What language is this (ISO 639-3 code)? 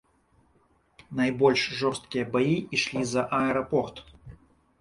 bel